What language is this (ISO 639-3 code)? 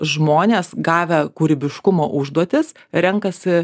lit